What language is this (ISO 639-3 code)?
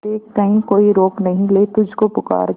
hin